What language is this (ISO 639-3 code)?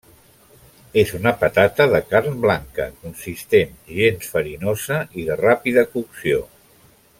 cat